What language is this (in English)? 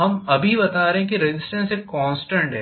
Hindi